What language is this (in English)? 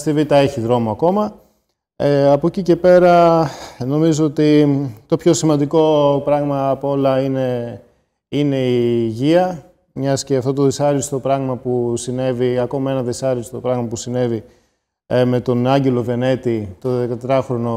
Greek